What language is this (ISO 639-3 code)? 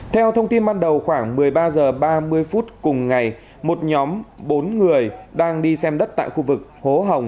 vie